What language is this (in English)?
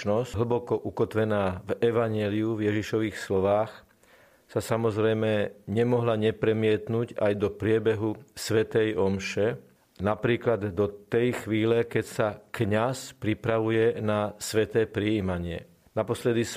Slovak